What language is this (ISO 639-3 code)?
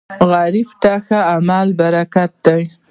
pus